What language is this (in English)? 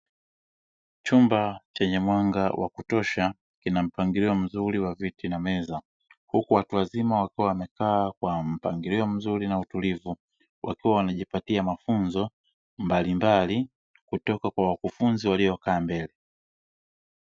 Swahili